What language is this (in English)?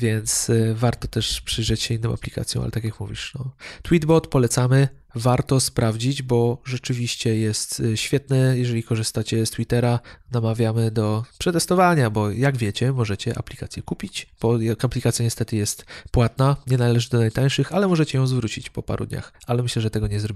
Polish